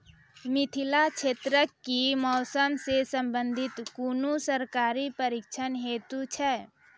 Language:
Maithili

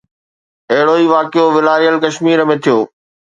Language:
Sindhi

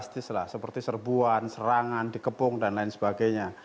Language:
Indonesian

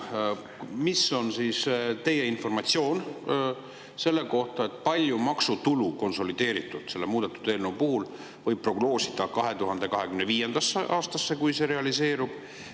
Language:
Estonian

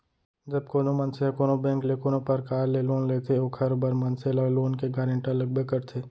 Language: Chhattisgarhi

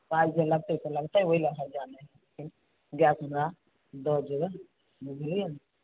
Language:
Maithili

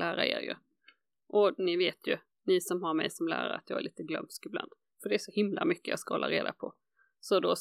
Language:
Swedish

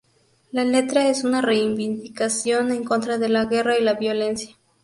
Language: Spanish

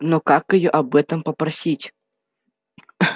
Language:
Russian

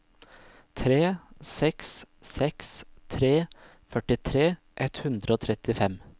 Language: Norwegian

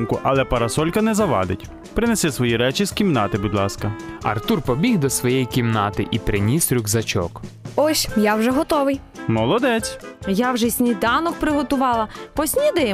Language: Ukrainian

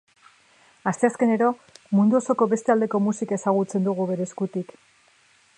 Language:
Basque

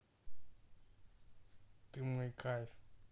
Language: Russian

